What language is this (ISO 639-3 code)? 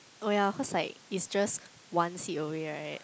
eng